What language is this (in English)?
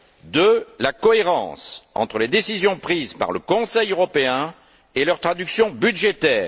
French